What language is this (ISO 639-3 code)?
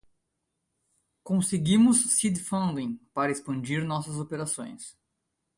por